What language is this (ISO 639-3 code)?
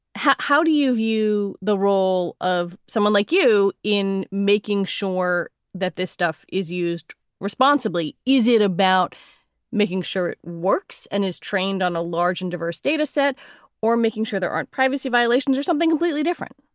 eng